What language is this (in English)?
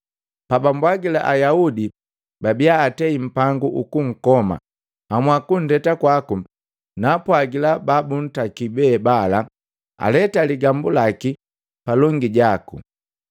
Matengo